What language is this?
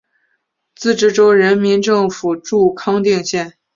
Chinese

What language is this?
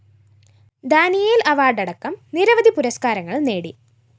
Malayalam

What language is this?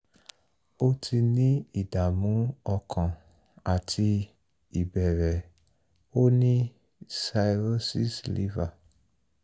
Yoruba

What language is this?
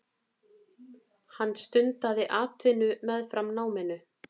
Icelandic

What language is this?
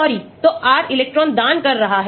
Hindi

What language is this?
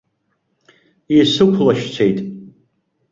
Abkhazian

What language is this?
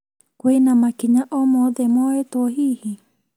Kikuyu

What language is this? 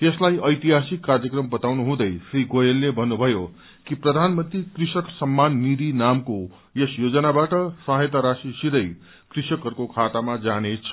Nepali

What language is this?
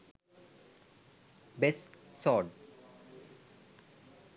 Sinhala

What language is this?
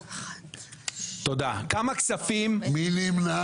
Hebrew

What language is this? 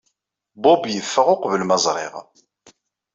Kabyle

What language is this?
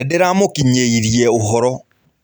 Kikuyu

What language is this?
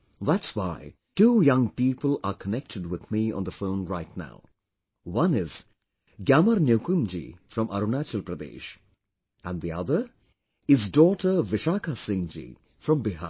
English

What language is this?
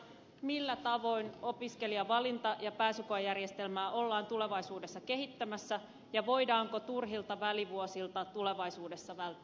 Finnish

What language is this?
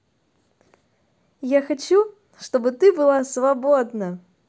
Russian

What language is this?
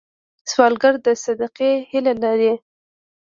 Pashto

